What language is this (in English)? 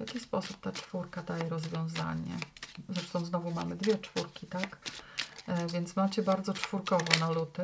Polish